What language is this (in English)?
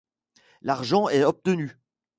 French